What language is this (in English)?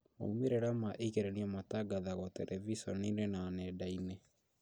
Kikuyu